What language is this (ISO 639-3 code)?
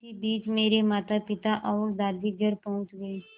hin